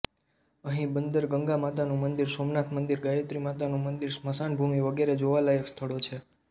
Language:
Gujarati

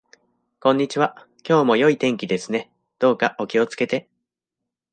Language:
Japanese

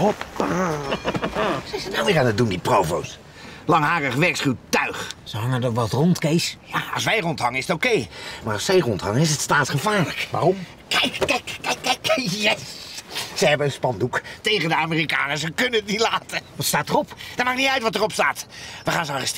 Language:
Dutch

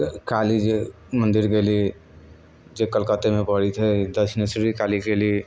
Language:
Maithili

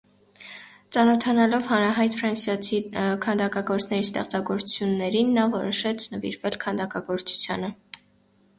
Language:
Armenian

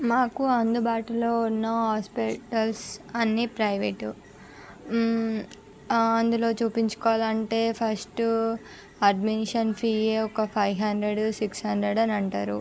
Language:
Telugu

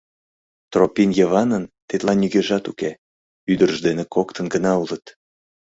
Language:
Mari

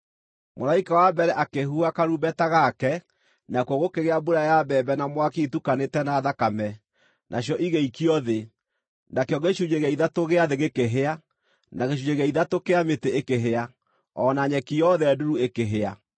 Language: Kikuyu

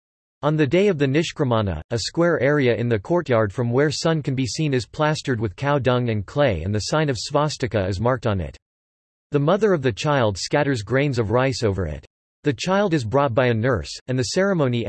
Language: English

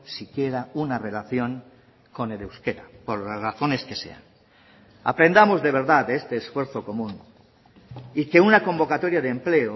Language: Spanish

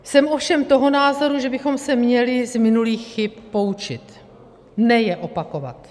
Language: Czech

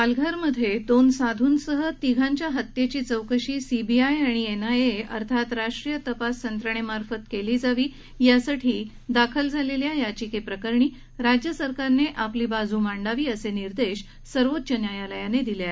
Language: Marathi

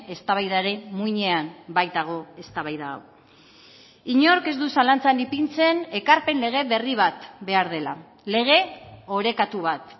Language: Basque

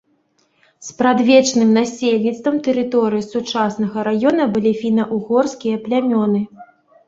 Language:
Belarusian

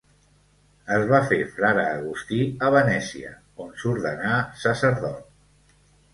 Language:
Catalan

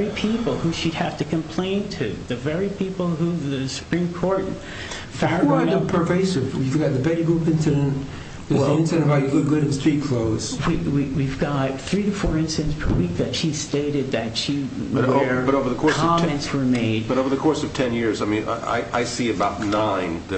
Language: English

